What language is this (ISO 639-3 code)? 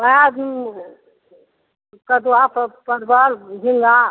mai